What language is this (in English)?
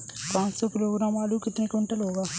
Hindi